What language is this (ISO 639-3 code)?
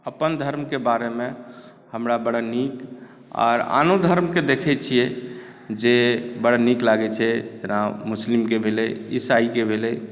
mai